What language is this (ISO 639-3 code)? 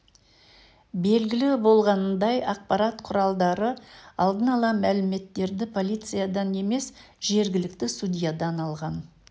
kaz